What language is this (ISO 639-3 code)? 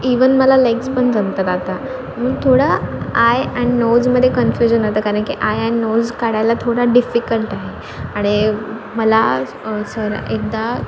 mar